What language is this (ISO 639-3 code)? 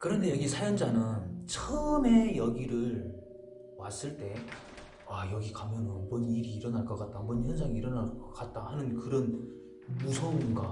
kor